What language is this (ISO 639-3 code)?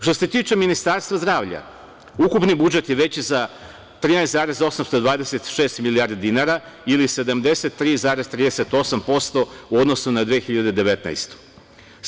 srp